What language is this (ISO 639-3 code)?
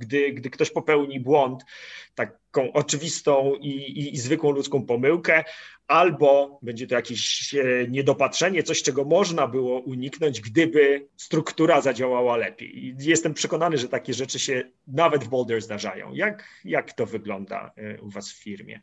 pol